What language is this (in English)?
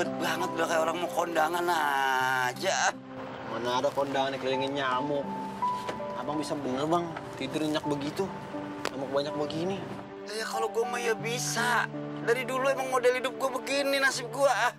Indonesian